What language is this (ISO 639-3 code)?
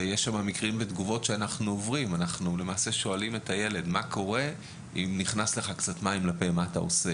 heb